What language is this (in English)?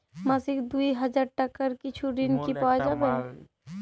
Bangla